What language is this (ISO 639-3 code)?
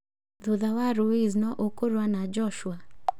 kik